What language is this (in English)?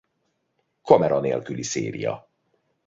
Hungarian